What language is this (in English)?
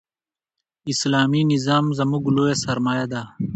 Pashto